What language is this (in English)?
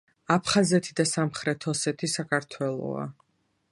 Georgian